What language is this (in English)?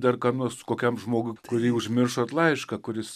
Lithuanian